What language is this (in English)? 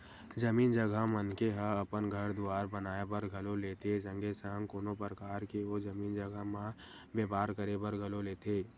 Chhattisgarhi